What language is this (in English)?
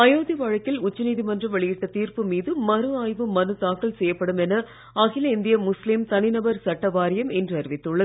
Tamil